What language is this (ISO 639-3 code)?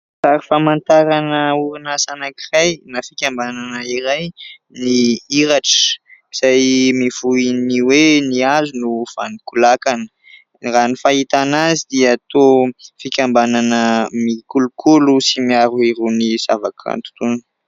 mlg